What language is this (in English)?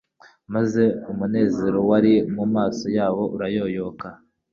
Kinyarwanda